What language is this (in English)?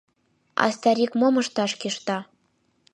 Mari